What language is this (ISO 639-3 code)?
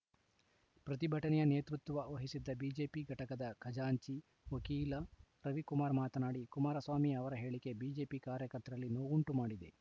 kan